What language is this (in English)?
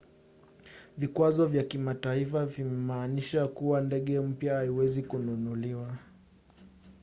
Swahili